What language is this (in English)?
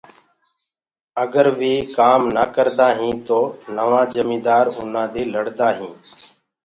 Gurgula